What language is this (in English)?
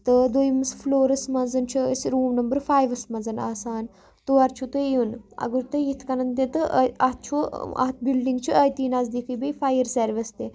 Kashmiri